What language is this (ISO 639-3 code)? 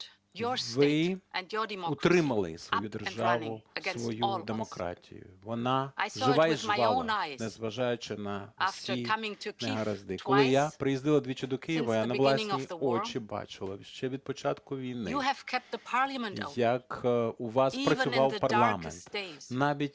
ukr